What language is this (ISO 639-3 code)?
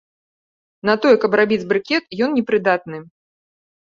bel